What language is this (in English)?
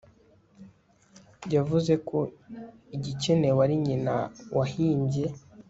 Kinyarwanda